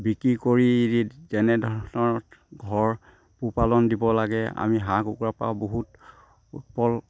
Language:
Assamese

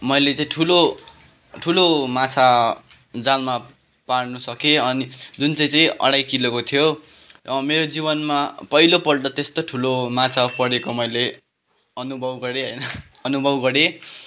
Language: Nepali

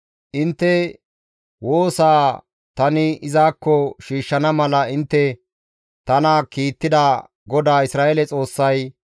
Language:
Gamo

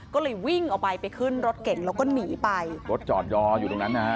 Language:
Thai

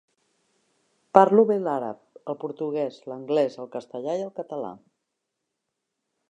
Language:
Catalan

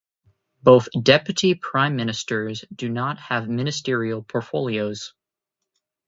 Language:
English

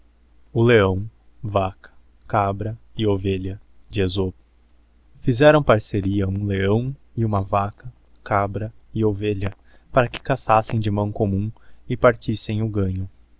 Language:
Portuguese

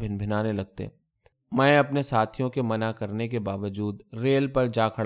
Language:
Urdu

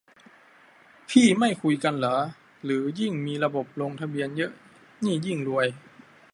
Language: Thai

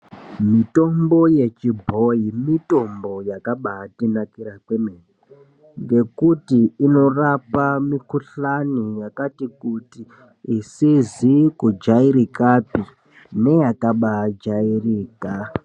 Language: Ndau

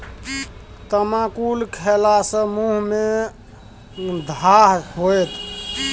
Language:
Maithili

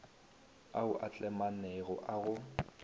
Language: Northern Sotho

